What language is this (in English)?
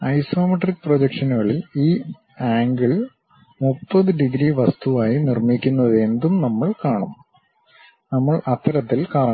Malayalam